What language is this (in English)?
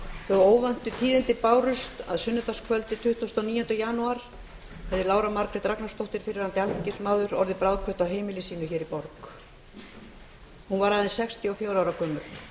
Icelandic